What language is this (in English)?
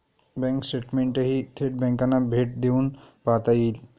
Marathi